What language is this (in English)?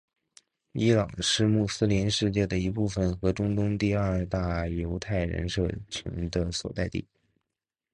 Chinese